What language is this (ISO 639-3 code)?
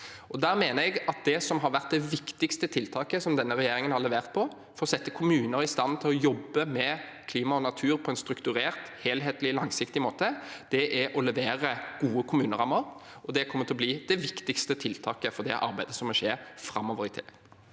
nor